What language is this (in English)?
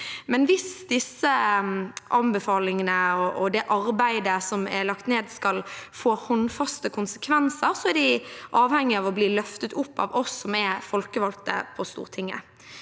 Norwegian